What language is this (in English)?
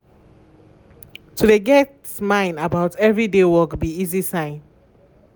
Nigerian Pidgin